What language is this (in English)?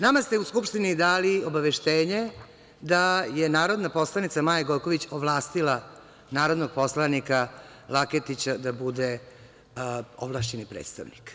Serbian